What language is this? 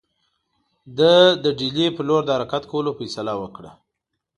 Pashto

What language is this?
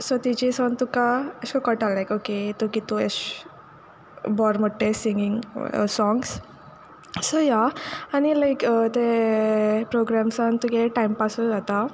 Konkani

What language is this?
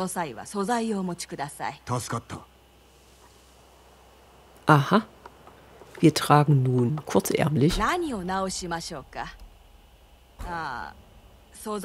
German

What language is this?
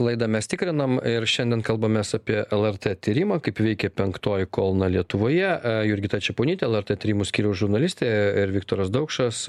Lithuanian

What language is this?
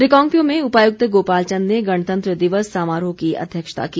Hindi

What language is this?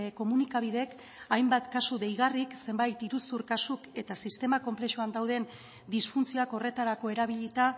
Basque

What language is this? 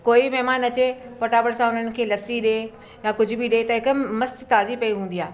Sindhi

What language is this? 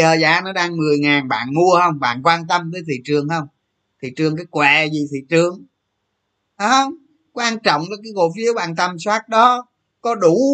Vietnamese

